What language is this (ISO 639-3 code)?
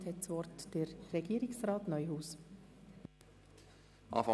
gsw